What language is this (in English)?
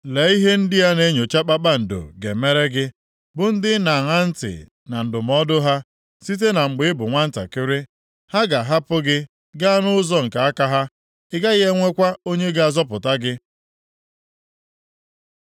Igbo